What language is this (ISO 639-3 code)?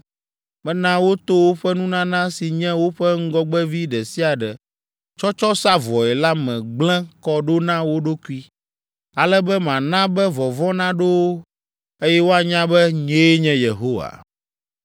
ewe